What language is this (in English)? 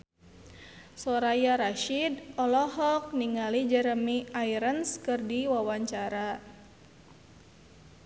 Sundanese